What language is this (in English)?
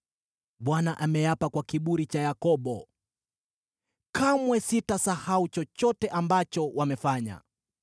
Swahili